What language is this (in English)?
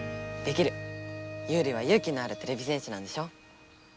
Japanese